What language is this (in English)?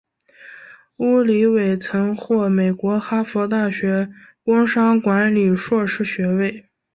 Chinese